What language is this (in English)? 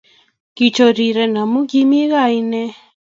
Kalenjin